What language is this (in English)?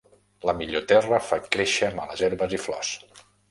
Catalan